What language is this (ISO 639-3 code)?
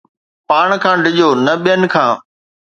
snd